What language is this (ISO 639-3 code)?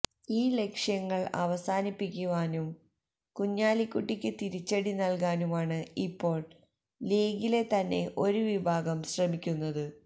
mal